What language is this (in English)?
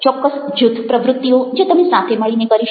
Gujarati